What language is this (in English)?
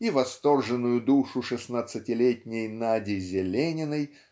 Russian